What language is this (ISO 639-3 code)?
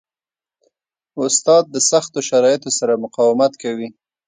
pus